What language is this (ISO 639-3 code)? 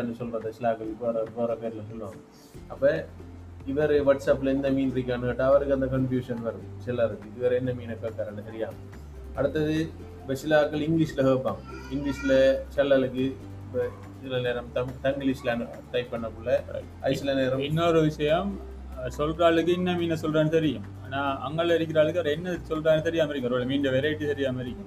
tam